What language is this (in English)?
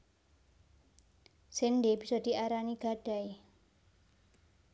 Javanese